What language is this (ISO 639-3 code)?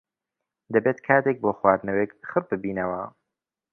ckb